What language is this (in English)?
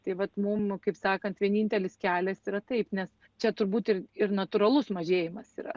Lithuanian